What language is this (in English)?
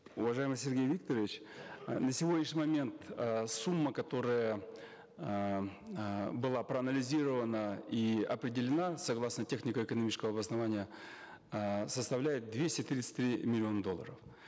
Kazakh